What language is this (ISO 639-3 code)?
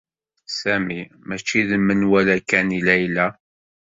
kab